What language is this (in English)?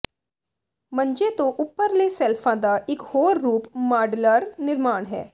Punjabi